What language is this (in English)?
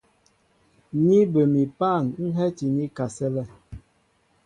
Mbo (Cameroon)